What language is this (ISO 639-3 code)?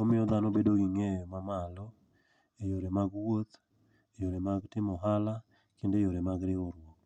luo